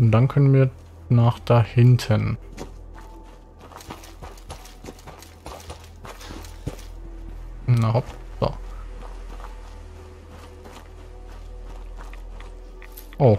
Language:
German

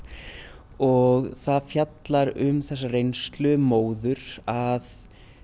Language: Icelandic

